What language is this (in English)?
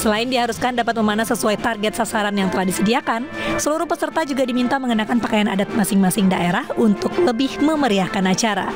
Indonesian